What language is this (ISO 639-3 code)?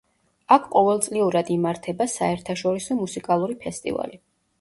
kat